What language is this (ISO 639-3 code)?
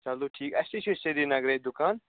kas